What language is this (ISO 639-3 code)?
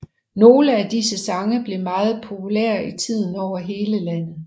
dan